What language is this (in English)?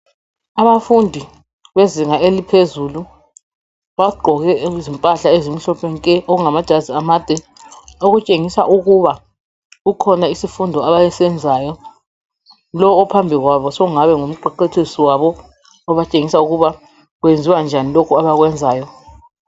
North Ndebele